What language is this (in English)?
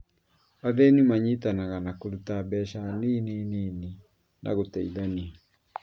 Kikuyu